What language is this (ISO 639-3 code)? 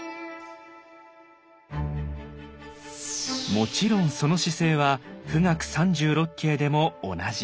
jpn